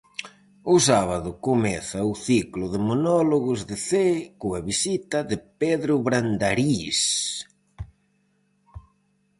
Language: Galician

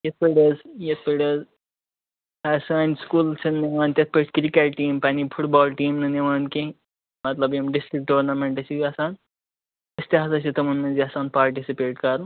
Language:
Kashmiri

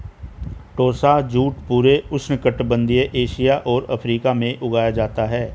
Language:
Hindi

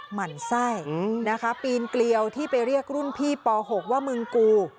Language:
Thai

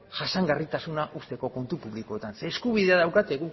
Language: Basque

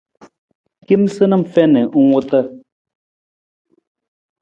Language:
Nawdm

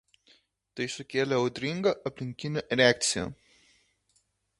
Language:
Lithuanian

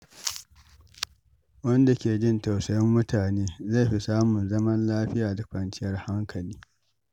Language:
Hausa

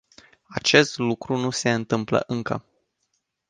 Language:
Romanian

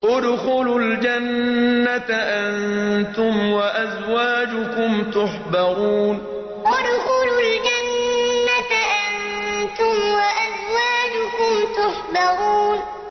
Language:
Arabic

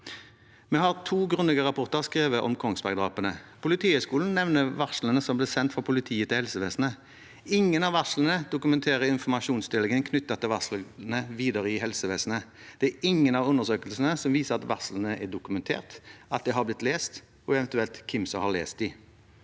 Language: Norwegian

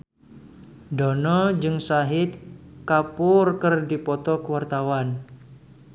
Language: Sundanese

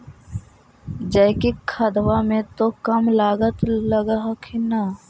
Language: Magahi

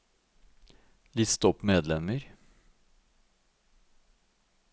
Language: Norwegian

